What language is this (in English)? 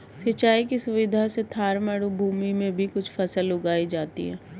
Hindi